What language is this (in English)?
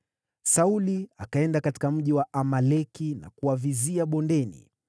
Swahili